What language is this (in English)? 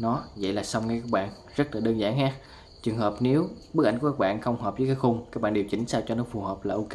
Vietnamese